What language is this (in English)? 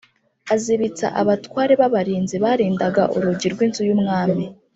Kinyarwanda